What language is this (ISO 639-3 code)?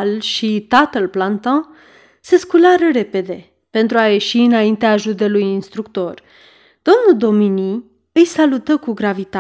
ron